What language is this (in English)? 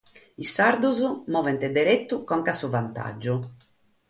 Sardinian